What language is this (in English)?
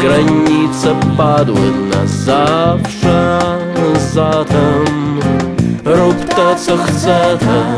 Polish